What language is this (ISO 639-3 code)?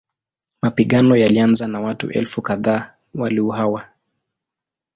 swa